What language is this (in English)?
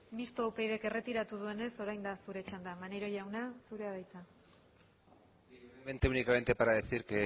Basque